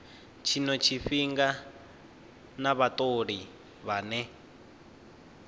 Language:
Venda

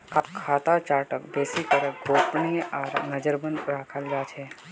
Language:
Magahi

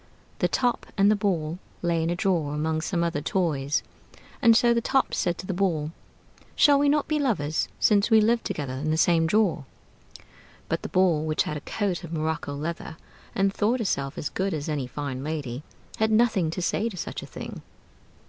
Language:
English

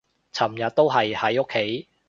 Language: Cantonese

